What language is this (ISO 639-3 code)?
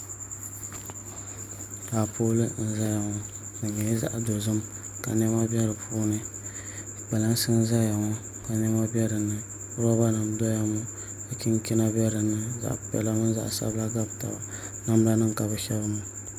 dag